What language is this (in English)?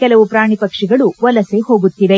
Kannada